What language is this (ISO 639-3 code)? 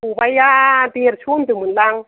brx